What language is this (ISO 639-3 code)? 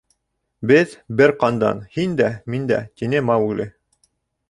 bak